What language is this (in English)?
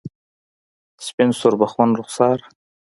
Pashto